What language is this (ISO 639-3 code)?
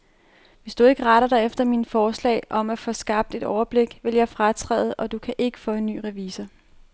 dan